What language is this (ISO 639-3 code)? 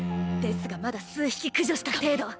jpn